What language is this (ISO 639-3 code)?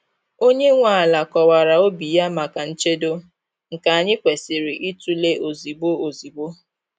ibo